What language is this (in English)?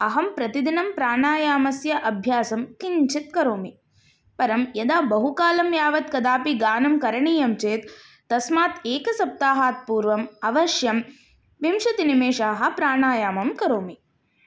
Sanskrit